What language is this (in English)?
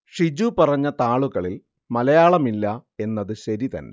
Malayalam